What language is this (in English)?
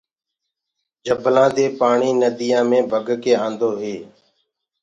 Gurgula